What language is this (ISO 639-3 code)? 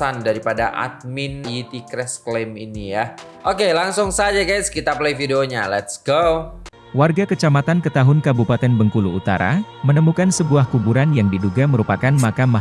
ind